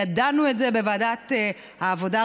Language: Hebrew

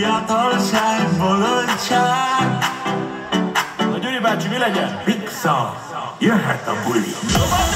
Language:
Hungarian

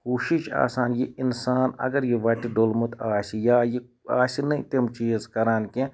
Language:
Kashmiri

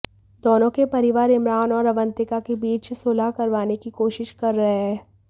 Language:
Hindi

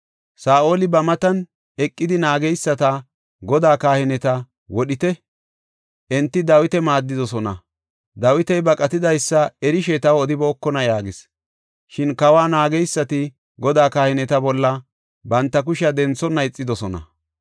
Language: Gofa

